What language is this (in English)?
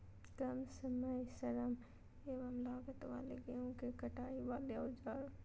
Magahi